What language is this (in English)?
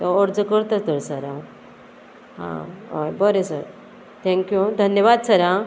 Konkani